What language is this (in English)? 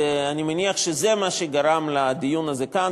Hebrew